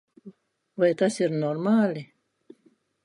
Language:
Latvian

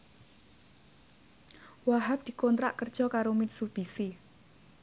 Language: Javanese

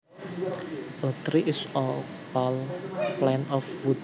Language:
Javanese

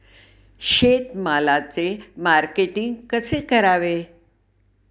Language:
Marathi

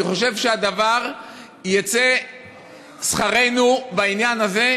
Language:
Hebrew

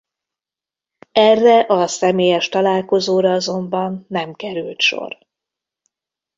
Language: Hungarian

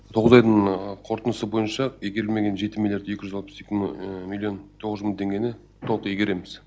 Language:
Kazakh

